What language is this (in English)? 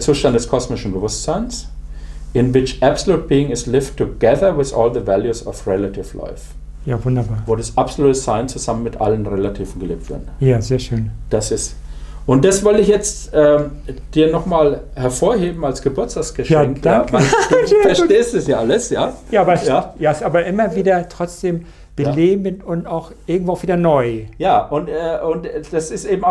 German